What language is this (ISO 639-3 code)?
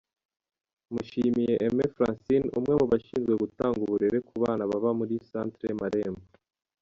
kin